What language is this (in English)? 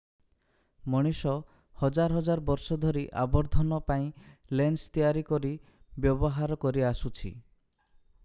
Odia